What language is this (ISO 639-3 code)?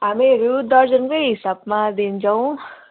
nep